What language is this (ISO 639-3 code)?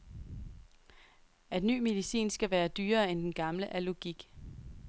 dan